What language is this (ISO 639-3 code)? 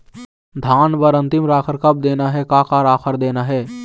hne